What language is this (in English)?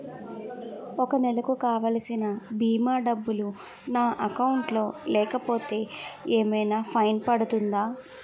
Telugu